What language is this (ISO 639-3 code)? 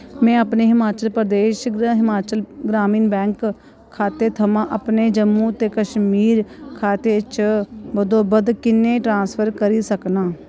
doi